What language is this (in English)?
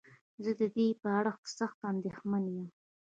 Pashto